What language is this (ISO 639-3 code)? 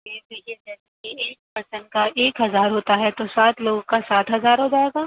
urd